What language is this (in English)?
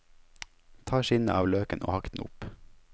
Norwegian